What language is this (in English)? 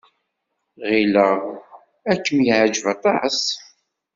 Kabyle